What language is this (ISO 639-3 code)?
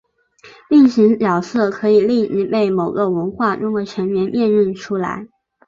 zho